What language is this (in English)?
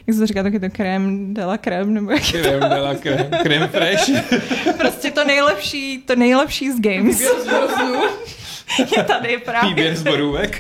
Czech